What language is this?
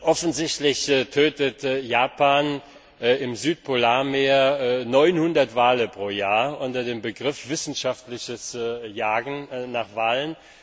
German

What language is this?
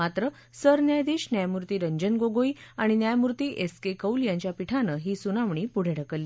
Marathi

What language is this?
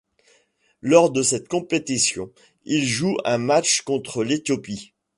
French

